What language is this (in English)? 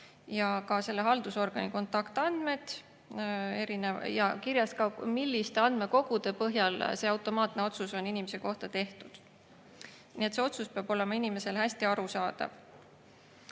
Estonian